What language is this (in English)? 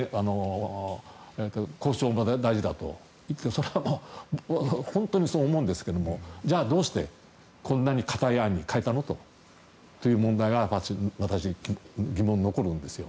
Japanese